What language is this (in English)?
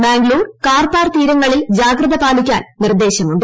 Malayalam